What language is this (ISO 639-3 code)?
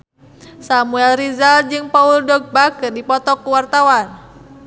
sun